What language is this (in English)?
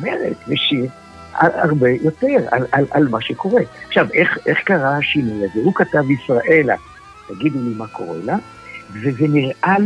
Hebrew